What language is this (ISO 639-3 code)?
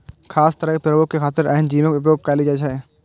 mai